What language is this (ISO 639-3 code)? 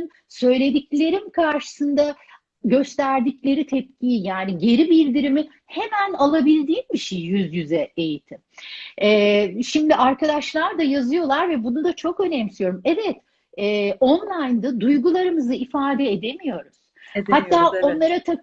tur